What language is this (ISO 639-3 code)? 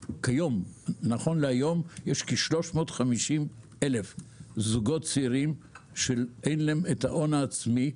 heb